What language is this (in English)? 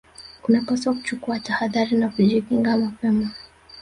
Swahili